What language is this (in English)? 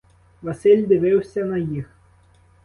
Ukrainian